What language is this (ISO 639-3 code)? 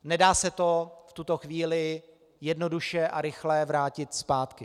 ces